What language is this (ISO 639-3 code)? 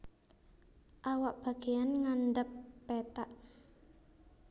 jav